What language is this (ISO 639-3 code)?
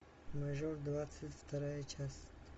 rus